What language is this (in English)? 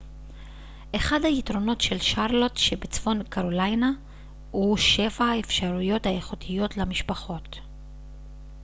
Hebrew